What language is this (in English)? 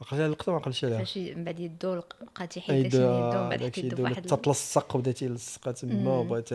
Arabic